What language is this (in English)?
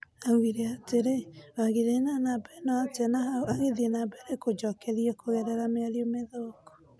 Kikuyu